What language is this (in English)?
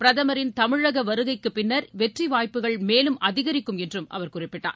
Tamil